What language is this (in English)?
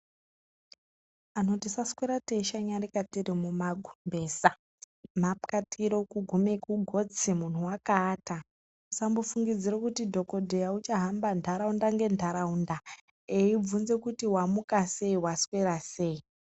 Ndau